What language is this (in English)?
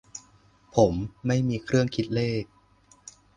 Thai